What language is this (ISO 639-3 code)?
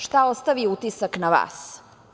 srp